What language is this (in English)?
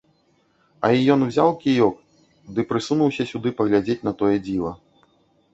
Belarusian